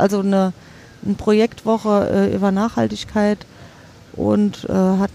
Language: German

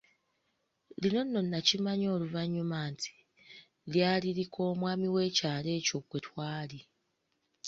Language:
Ganda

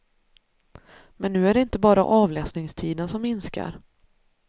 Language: Swedish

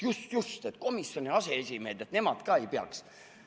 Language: Estonian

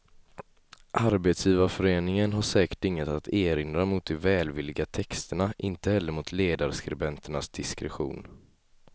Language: Swedish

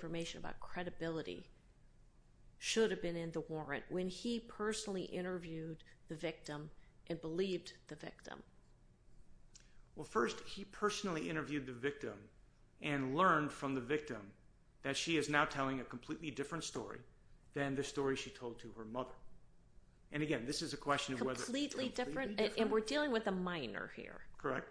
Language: English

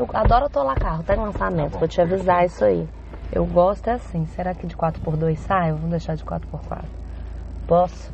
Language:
Portuguese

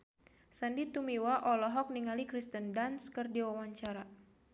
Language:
Sundanese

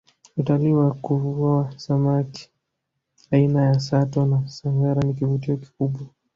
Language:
Swahili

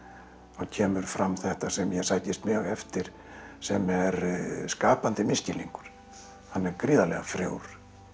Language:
Icelandic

